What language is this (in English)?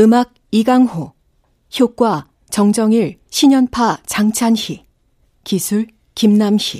Korean